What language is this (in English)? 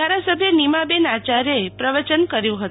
Gujarati